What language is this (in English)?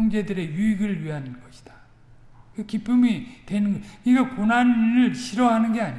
Korean